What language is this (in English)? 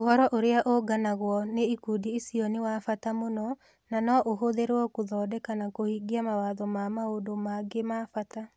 Kikuyu